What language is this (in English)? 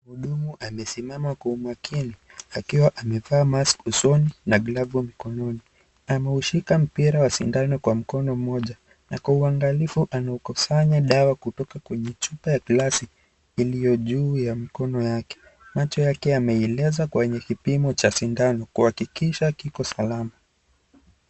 Swahili